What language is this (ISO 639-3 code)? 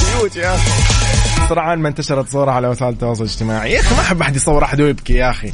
ara